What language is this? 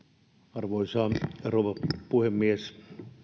Finnish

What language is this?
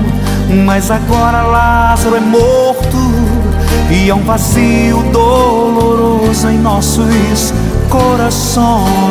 Portuguese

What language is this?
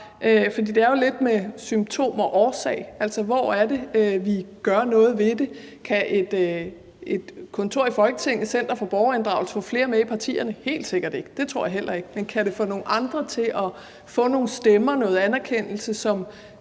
Danish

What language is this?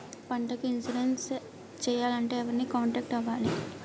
Telugu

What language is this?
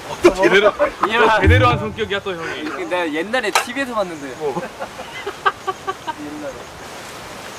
Korean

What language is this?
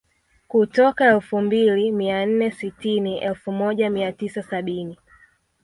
Swahili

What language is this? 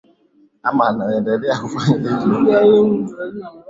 Swahili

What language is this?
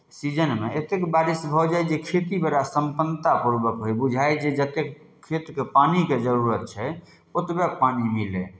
Maithili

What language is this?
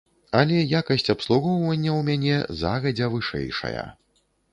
Belarusian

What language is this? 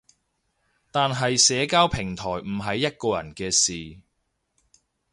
Cantonese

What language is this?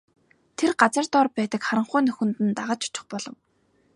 Mongolian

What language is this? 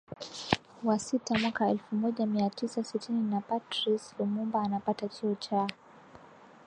Swahili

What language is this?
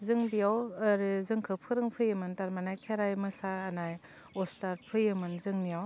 Bodo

